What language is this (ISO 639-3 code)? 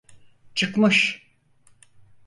tur